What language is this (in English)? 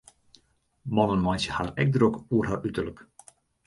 Western Frisian